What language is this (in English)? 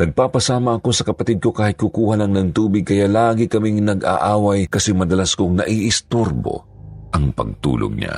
Filipino